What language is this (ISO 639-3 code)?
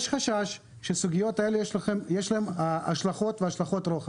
heb